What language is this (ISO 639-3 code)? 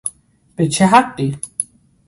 fas